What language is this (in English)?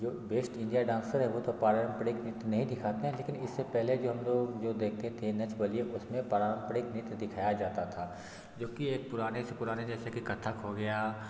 Hindi